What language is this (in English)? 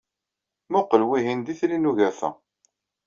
Kabyle